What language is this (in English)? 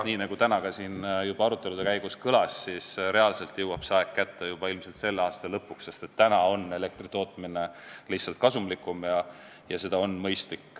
Estonian